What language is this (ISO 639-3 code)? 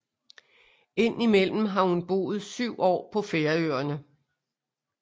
dan